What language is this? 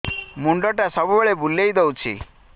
Odia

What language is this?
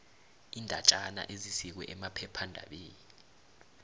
South Ndebele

